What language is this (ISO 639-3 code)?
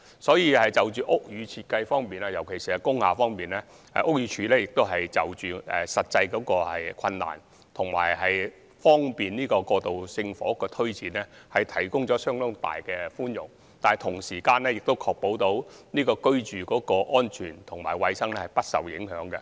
yue